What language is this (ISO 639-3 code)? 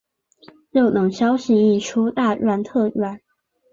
zho